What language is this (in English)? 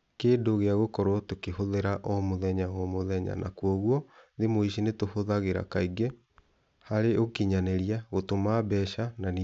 Kikuyu